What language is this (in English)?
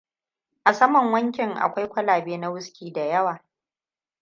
Hausa